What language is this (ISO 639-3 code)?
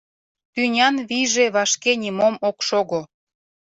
chm